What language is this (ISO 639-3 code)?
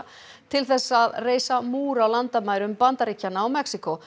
isl